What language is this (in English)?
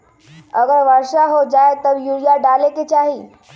Magahi